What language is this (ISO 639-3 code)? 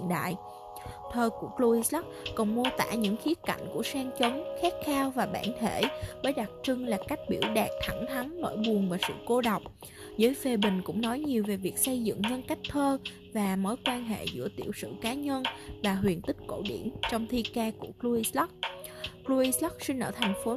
vie